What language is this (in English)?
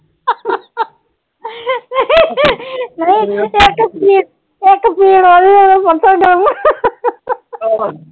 Punjabi